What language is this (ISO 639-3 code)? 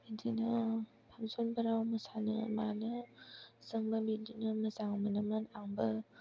brx